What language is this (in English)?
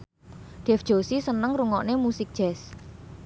Javanese